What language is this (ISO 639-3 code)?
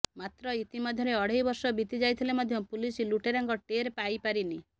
ori